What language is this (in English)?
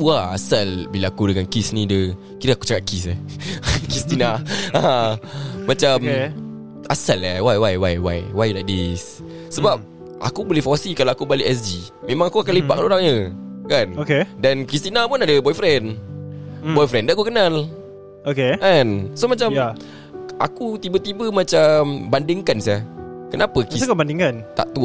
Malay